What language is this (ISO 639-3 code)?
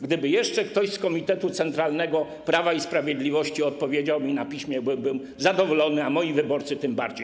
pol